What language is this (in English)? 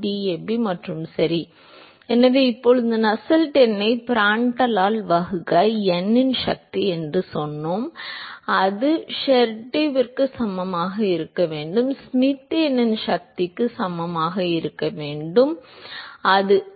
Tamil